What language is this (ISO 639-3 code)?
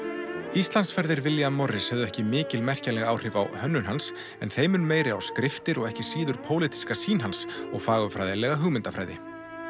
isl